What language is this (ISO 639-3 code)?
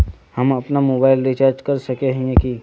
mag